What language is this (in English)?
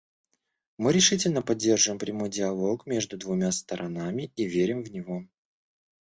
Russian